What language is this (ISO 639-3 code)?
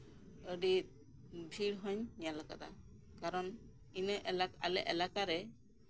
sat